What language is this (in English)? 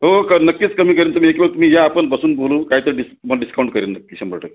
Marathi